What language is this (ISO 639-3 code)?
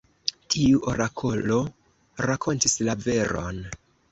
epo